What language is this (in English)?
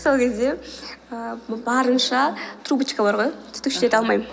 Kazakh